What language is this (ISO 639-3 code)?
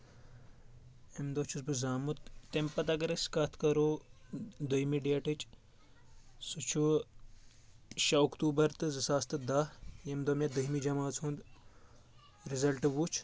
kas